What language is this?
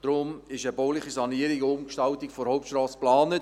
Swiss German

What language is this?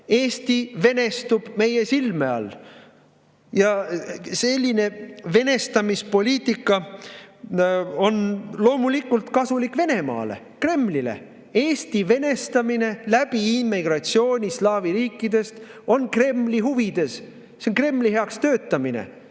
Estonian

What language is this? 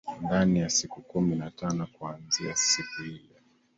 Swahili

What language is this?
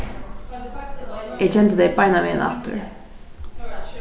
Faroese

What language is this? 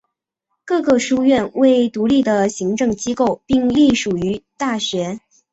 Chinese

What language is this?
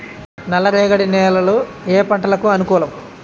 Telugu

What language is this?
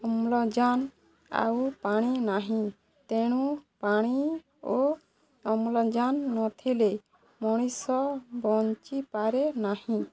Odia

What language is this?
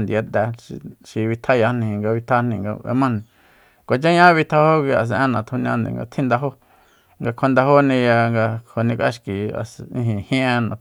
Soyaltepec Mazatec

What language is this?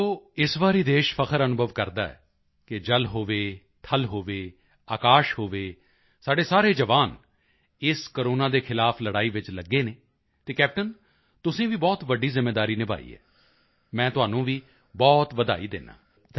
Punjabi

